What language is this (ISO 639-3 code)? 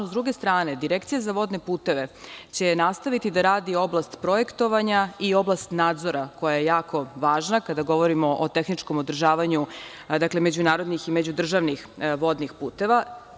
srp